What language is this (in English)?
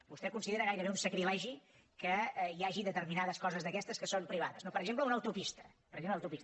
Catalan